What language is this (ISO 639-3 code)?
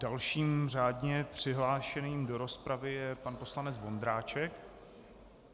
ces